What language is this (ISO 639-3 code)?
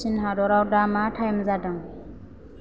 brx